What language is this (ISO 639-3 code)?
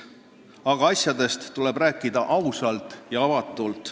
est